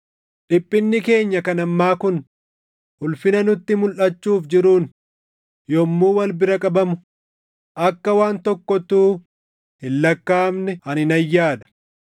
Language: Oromo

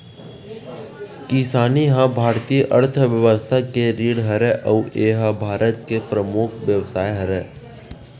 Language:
Chhattisgarhi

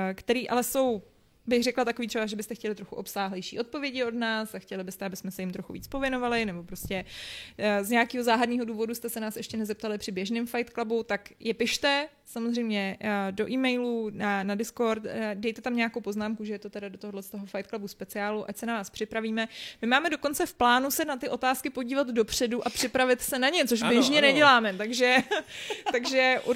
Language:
Czech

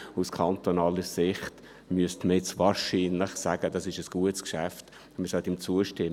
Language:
Swiss German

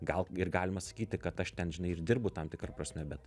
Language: Lithuanian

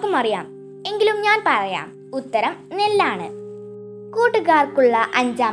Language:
Malayalam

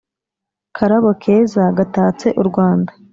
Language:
Kinyarwanda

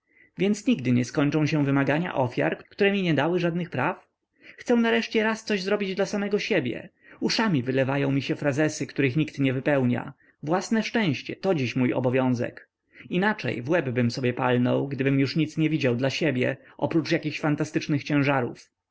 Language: Polish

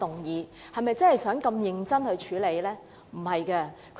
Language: Cantonese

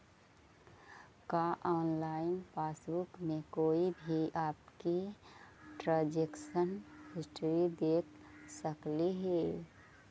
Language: Magahi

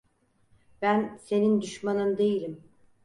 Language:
Turkish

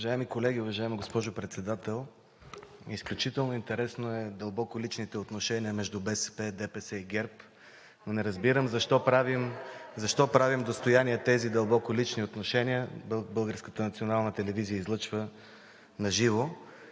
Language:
Bulgarian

